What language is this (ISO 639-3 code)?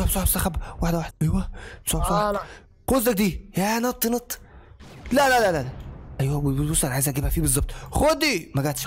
ara